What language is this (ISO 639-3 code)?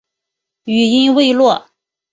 zho